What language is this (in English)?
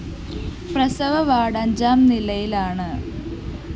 Malayalam